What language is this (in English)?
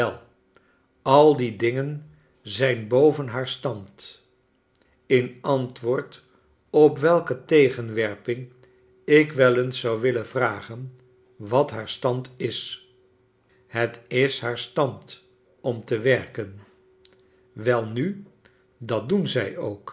Dutch